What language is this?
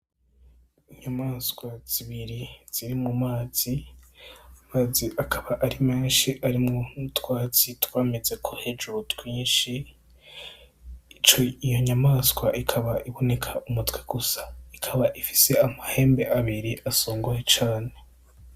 Rundi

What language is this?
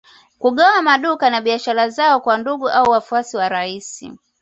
Swahili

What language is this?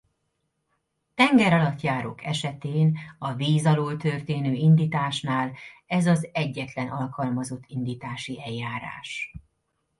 Hungarian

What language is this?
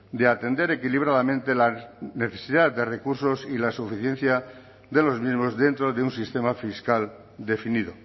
Spanish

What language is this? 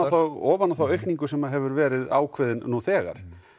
Icelandic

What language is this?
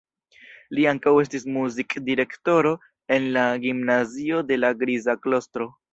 Esperanto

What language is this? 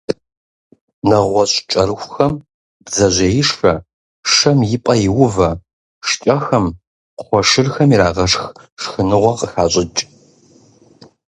Kabardian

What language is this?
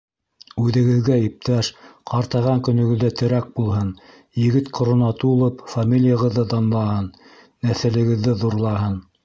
Bashkir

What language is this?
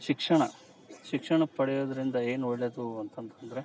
Kannada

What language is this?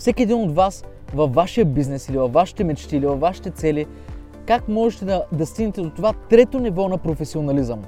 Bulgarian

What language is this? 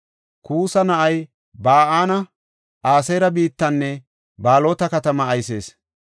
Gofa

